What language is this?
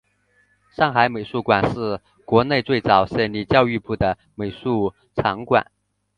Chinese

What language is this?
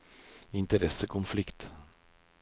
Norwegian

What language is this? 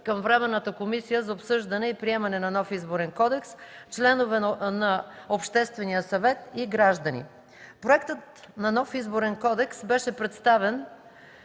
Bulgarian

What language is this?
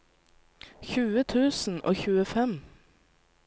Norwegian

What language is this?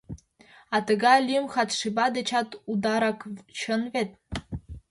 Mari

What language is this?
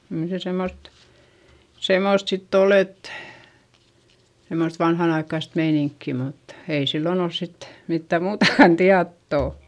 Finnish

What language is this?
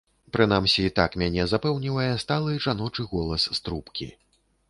Belarusian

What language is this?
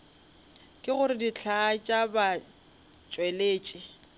Northern Sotho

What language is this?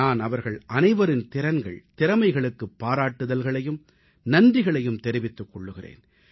Tamil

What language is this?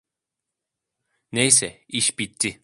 Turkish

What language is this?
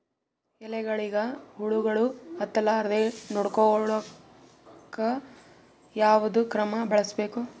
Kannada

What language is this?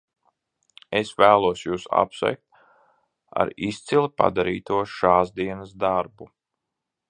Latvian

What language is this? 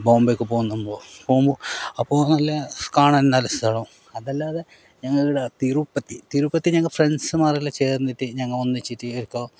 Malayalam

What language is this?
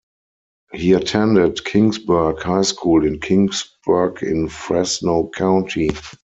English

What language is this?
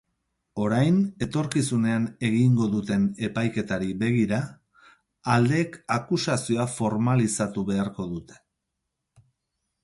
Basque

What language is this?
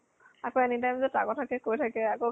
Assamese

